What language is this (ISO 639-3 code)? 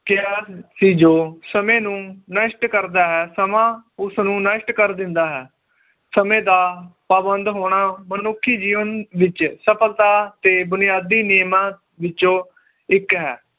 pan